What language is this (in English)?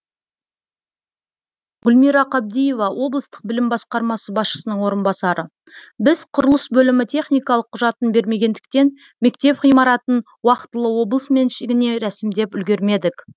Kazakh